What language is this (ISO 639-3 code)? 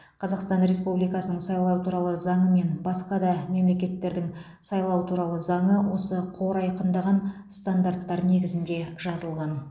kaz